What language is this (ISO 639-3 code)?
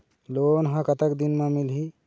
hne